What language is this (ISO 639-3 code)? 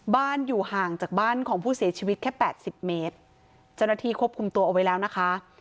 tha